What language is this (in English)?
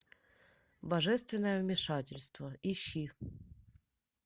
Russian